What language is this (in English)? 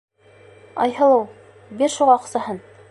Bashkir